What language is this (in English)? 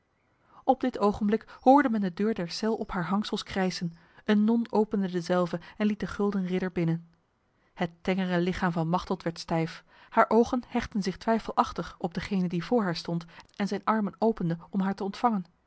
Dutch